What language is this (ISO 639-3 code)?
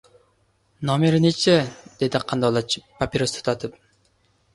uzb